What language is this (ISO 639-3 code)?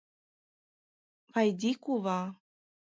chm